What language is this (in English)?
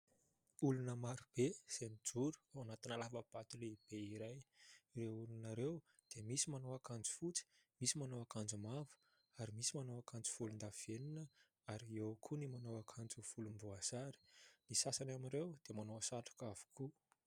Malagasy